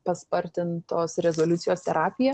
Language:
Lithuanian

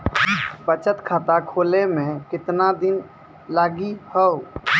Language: Maithili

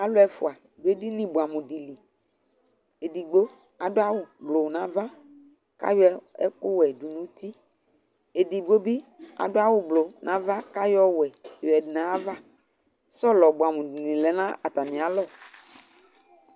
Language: Ikposo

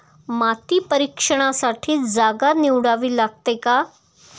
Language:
Marathi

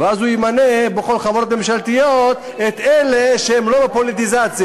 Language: Hebrew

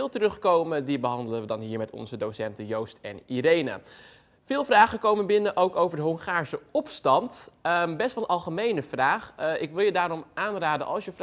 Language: Dutch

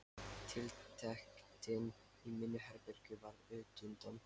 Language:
Icelandic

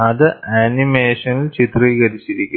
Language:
Malayalam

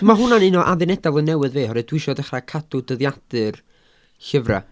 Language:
Welsh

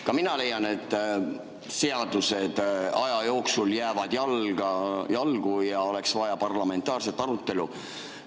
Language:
Estonian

